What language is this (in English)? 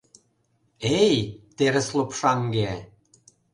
Mari